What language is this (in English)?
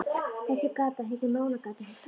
Icelandic